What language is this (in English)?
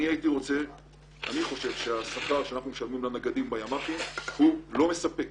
Hebrew